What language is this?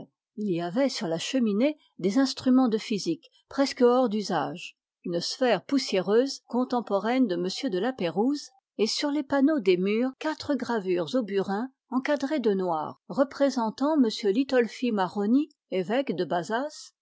French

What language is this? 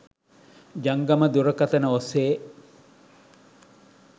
Sinhala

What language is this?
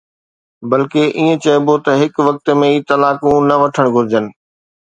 Sindhi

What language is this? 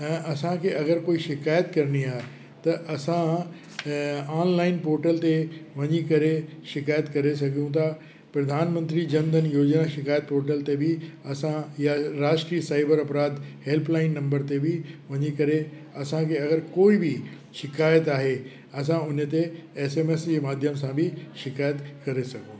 Sindhi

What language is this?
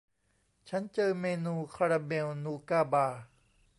Thai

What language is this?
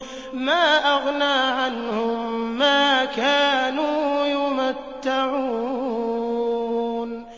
Arabic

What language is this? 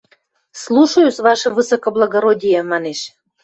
Western Mari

